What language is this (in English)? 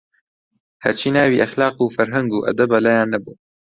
Central Kurdish